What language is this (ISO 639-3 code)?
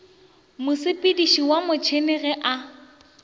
nso